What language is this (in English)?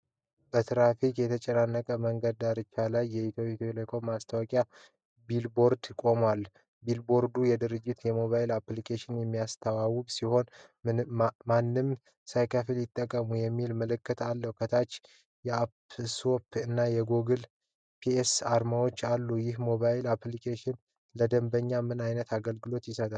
Amharic